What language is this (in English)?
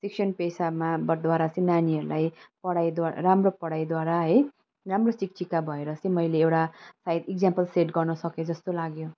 Nepali